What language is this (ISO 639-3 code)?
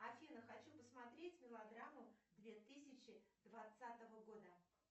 rus